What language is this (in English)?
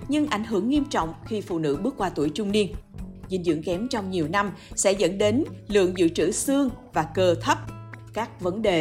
Vietnamese